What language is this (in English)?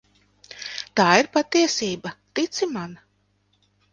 Latvian